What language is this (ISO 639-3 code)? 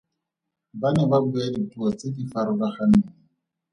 tsn